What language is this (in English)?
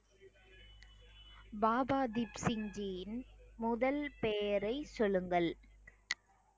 Tamil